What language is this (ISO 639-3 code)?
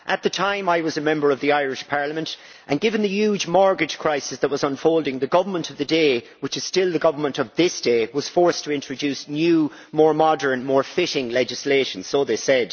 eng